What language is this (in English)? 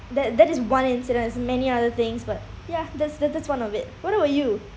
English